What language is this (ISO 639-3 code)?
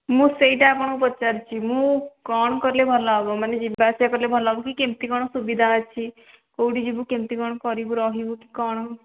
ori